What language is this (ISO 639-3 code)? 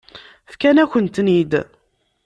kab